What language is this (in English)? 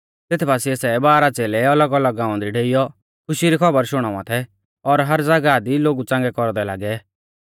Mahasu Pahari